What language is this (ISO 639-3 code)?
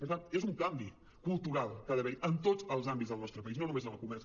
cat